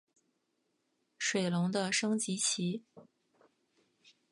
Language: Chinese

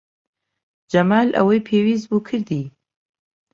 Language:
Central Kurdish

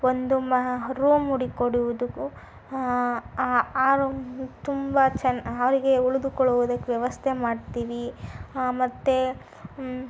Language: Kannada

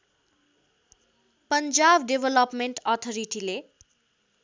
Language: Nepali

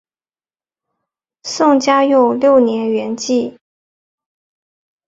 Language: Chinese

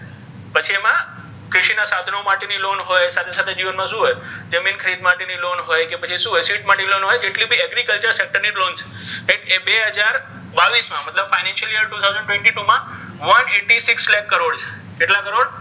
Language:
Gujarati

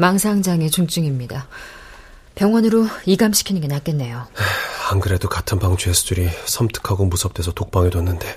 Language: Korean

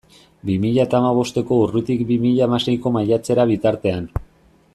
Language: Basque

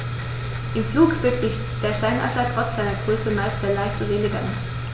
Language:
German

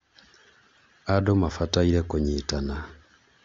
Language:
Kikuyu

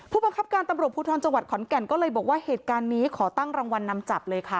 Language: Thai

